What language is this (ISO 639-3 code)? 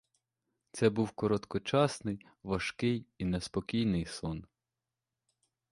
ukr